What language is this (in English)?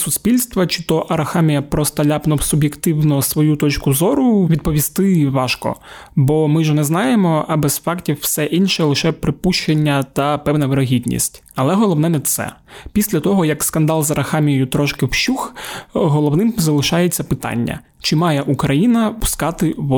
Ukrainian